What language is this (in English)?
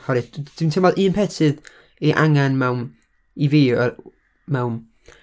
Welsh